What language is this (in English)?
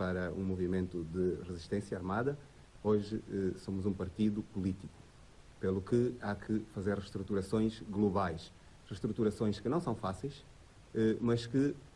Portuguese